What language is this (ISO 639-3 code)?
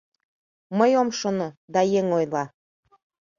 chm